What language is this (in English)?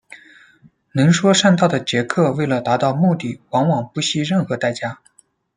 Chinese